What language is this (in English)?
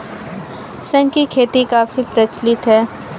Hindi